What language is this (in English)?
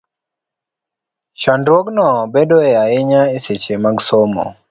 Luo (Kenya and Tanzania)